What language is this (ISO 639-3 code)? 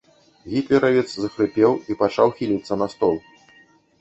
bel